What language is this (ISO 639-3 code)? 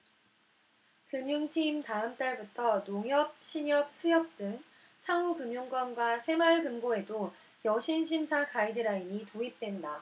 kor